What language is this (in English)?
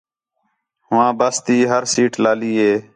Khetrani